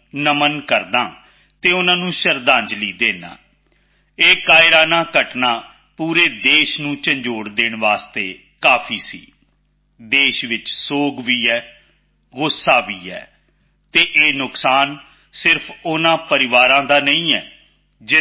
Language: Punjabi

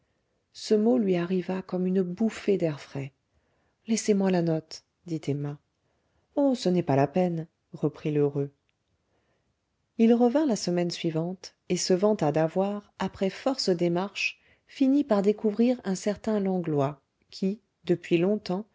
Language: French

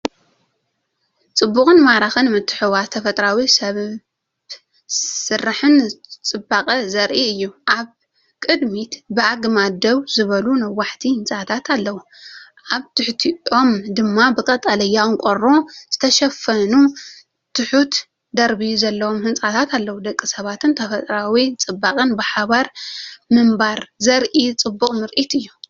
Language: Tigrinya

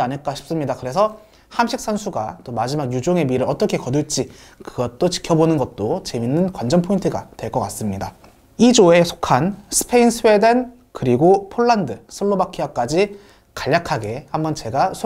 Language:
Korean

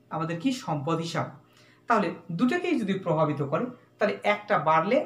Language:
Hindi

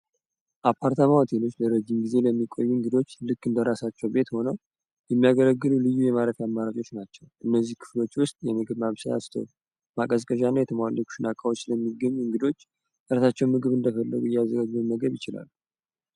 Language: Amharic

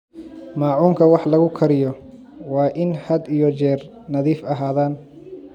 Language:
Somali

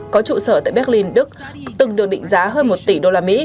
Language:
Vietnamese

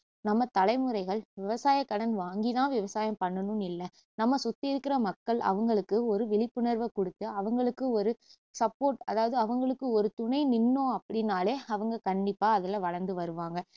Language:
Tamil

